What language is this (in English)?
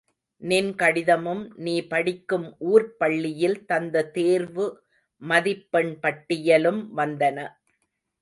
Tamil